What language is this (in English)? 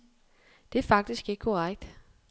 Danish